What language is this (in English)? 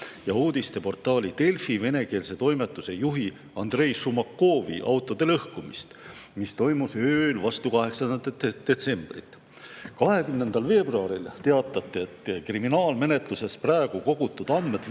Estonian